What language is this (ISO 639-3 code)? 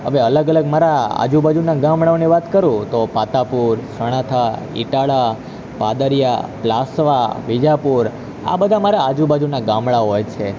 guj